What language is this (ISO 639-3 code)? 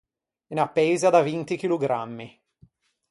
lij